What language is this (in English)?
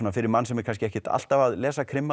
Icelandic